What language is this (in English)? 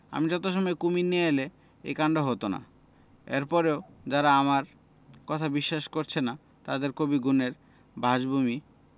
Bangla